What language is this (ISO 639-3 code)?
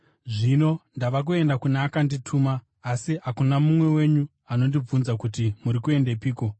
sna